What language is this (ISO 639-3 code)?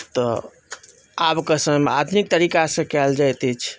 mai